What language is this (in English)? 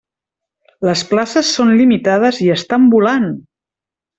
Catalan